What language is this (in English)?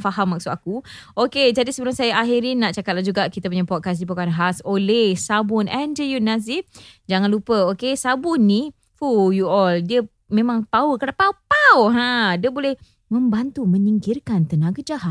Malay